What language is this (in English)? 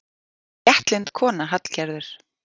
Icelandic